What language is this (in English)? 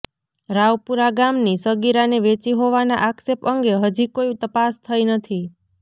Gujarati